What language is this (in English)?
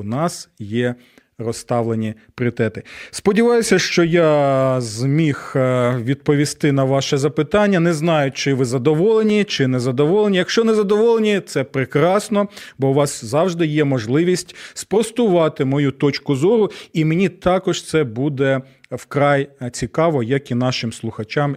Ukrainian